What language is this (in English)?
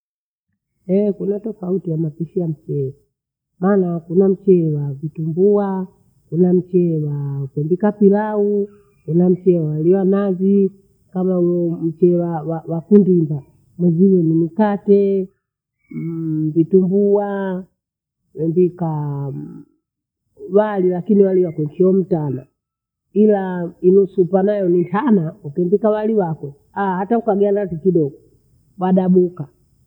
Bondei